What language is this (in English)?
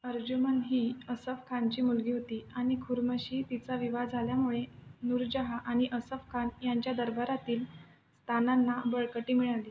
Marathi